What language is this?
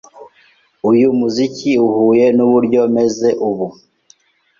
Kinyarwanda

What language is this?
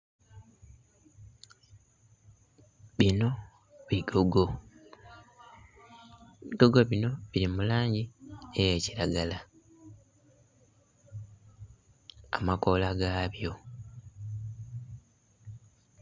Soga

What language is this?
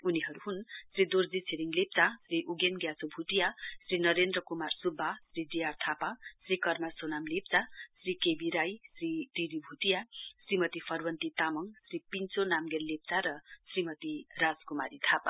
Nepali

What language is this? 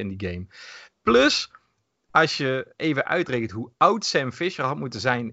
Dutch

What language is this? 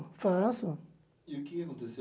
Portuguese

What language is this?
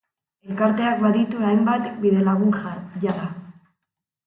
Basque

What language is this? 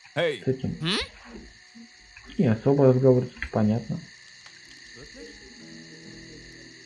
Russian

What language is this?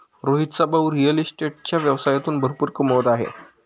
Marathi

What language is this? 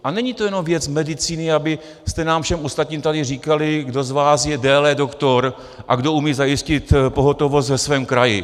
Czech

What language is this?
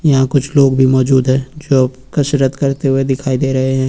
Hindi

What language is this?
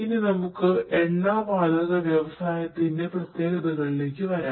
Malayalam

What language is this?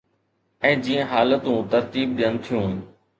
Sindhi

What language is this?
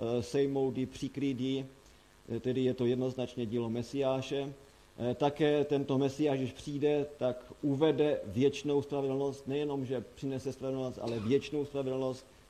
Czech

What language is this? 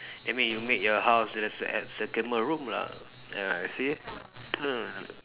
English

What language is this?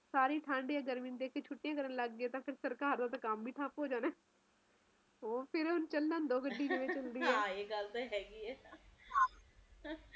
Punjabi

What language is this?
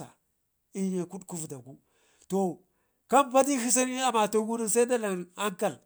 Ngizim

